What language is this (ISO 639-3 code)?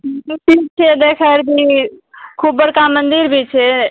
mai